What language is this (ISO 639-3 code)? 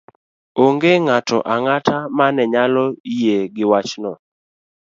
luo